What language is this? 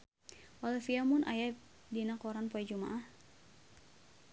Sundanese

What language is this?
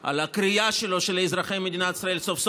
Hebrew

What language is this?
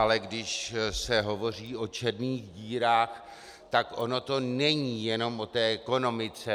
Czech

